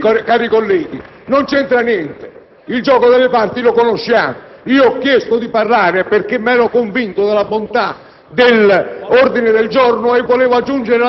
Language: Italian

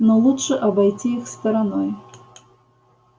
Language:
Russian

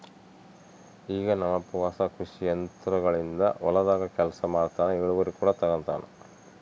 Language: Kannada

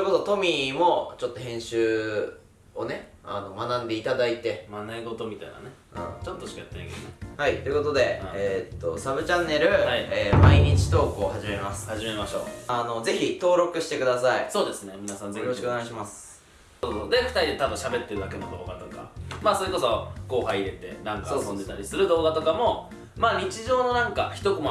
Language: Japanese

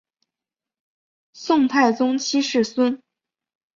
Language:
Chinese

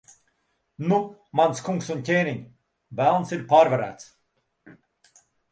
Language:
Latvian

